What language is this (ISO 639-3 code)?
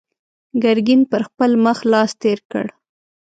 pus